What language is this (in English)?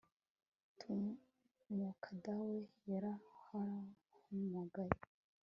Kinyarwanda